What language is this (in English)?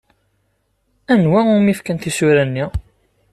Kabyle